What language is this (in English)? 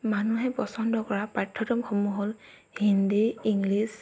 Assamese